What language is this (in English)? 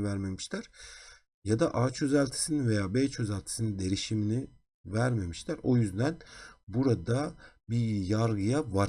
Turkish